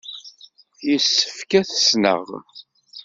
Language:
Kabyle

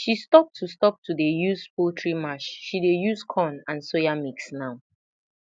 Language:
Nigerian Pidgin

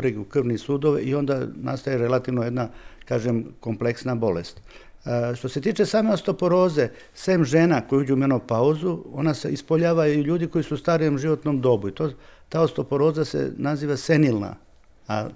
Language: Croatian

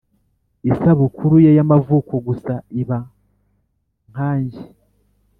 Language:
Kinyarwanda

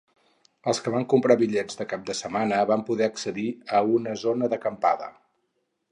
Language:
Catalan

